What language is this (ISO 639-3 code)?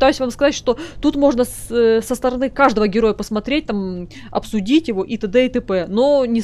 rus